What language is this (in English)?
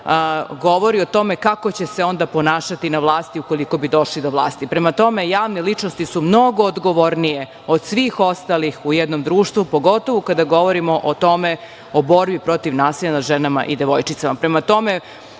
Serbian